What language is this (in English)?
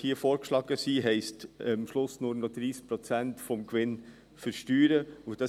Swiss German